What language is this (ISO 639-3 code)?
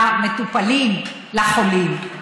heb